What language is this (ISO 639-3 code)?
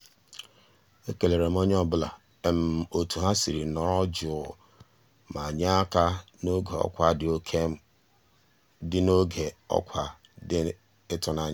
ibo